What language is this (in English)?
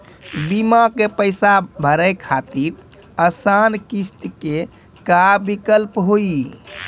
Maithili